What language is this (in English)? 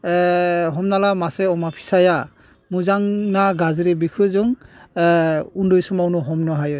Bodo